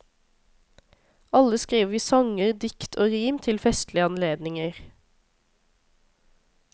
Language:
Norwegian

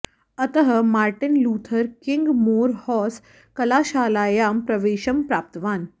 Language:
Sanskrit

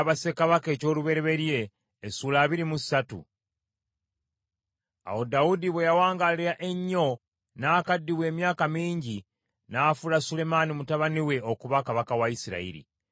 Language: Ganda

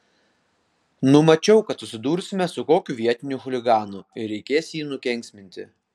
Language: Lithuanian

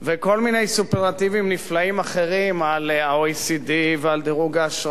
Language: Hebrew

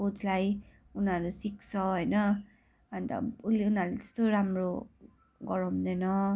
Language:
Nepali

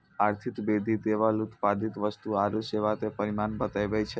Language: Maithili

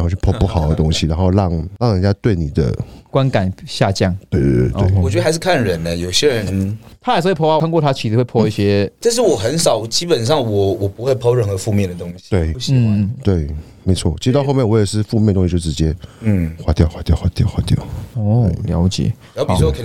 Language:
Chinese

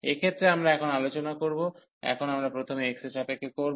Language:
Bangla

